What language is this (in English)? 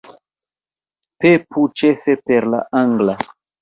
Esperanto